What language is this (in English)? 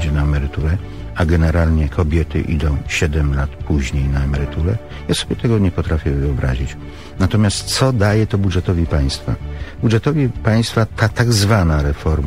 Polish